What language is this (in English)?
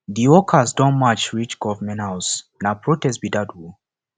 Nigerian Pidgin